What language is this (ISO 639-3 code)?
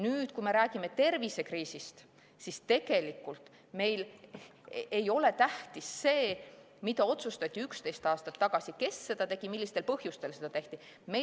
est